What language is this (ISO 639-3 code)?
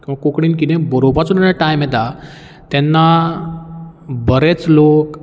kok